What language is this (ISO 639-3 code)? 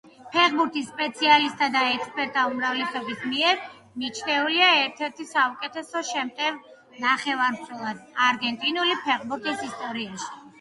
kat